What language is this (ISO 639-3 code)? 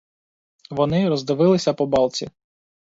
ukr